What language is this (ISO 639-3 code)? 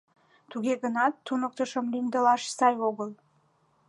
chm